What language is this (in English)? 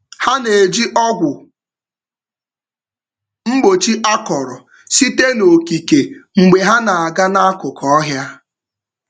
Igbo